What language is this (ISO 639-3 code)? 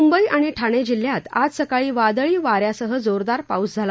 mar